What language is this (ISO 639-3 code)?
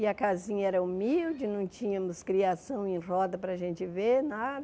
por